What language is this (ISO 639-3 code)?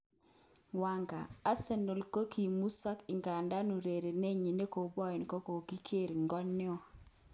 kln